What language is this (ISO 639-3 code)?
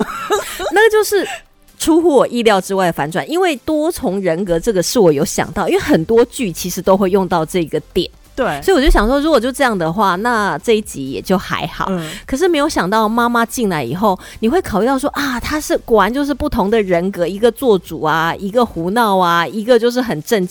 zho